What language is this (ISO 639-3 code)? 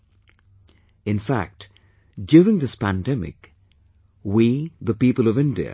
eng